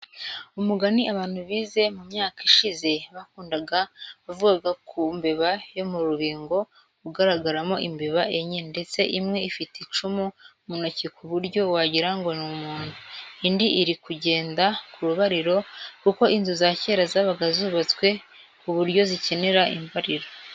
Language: Kinyarwanda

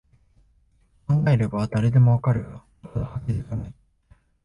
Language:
Japanese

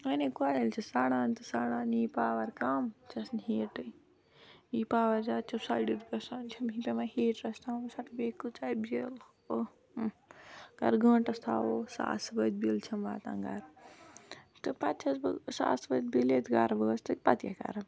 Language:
Kashmiri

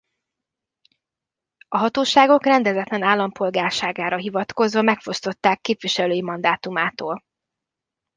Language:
Hungarian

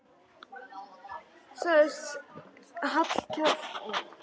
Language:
Icelandic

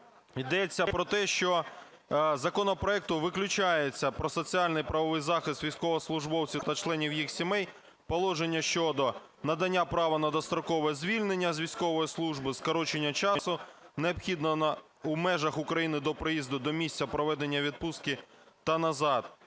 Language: Ukrainian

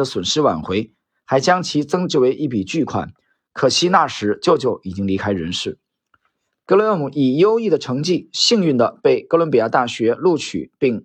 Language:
Chinese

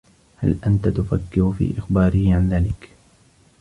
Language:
Arabic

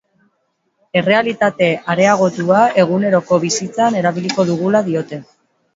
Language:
Basque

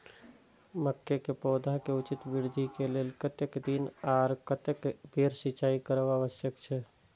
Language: Maithili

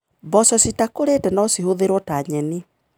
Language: Kikuyu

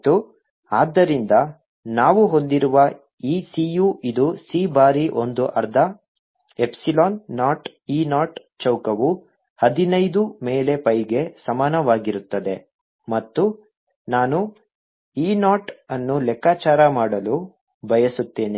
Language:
Kannada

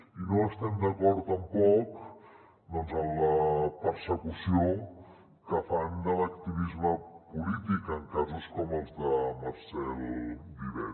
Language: Catalan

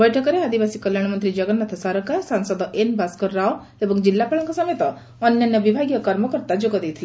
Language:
Odia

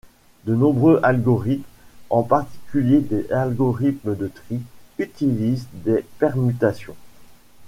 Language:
French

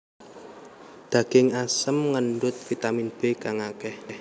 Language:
Javanese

